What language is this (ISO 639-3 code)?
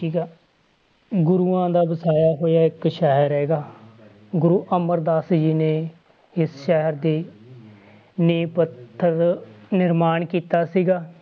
pan